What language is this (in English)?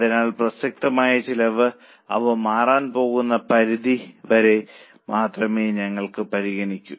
Malayalam